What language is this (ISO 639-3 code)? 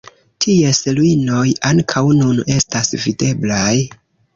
epo